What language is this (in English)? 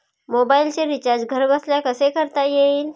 Marathi